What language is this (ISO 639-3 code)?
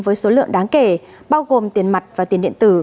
vie